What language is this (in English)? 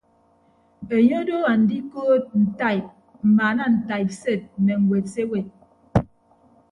Ibibio